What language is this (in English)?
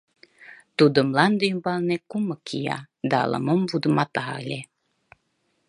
Mari